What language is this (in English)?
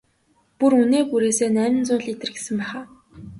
Mongolian